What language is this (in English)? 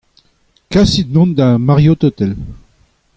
Breton